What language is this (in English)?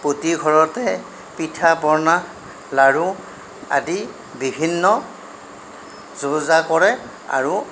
Assamese